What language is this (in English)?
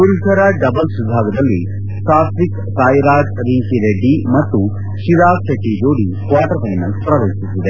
Kannada